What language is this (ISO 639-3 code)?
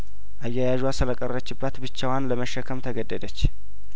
amh